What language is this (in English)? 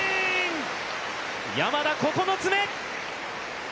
Japanese